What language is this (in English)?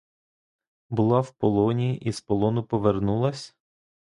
Ukrainian